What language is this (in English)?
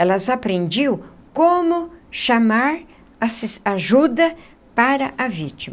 Portuguese